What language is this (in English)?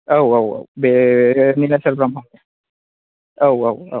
Bodo